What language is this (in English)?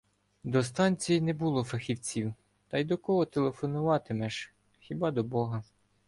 Ukrainian